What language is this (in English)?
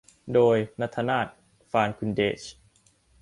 Thai